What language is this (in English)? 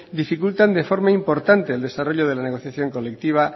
Spanish